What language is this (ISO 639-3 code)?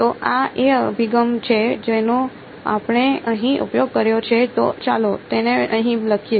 guj